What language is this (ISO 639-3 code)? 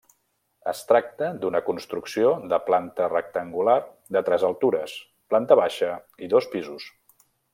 cat